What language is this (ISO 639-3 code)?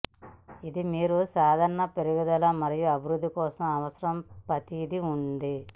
tel